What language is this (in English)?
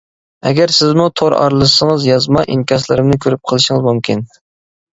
Uyghur